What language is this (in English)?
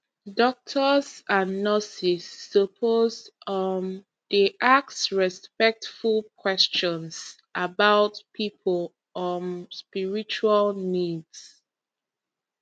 Nigerian Pidgin